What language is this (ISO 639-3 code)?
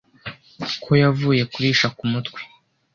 kin